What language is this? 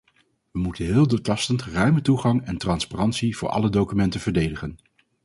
Dutch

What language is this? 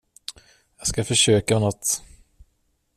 Swedish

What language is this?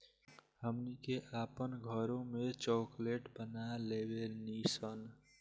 Bhojpuri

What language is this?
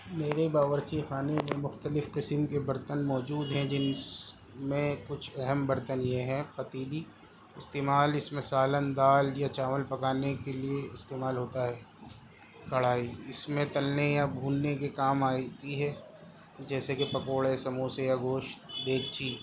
Urdu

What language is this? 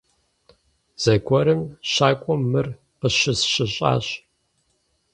Kabardian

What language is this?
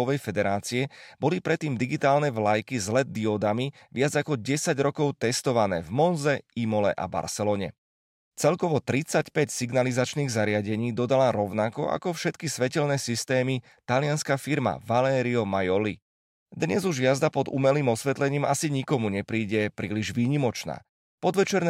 Slovak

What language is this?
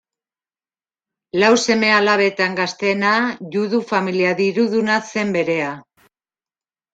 Basque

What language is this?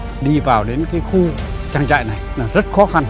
Vietnamese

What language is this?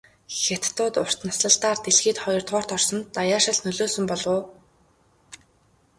Mongolian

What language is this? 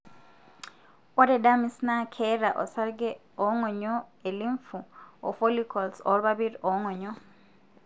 Masai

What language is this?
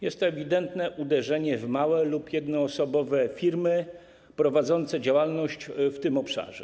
Polish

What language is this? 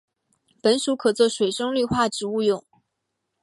Chinese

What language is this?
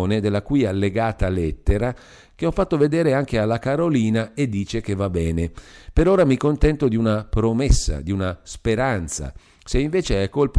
Italian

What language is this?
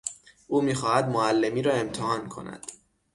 Persian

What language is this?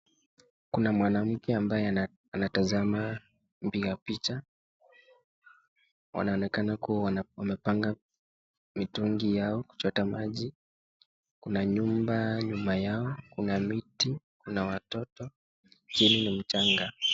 Swahili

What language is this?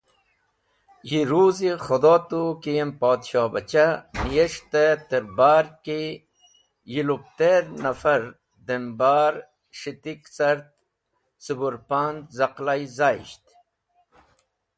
Wakhi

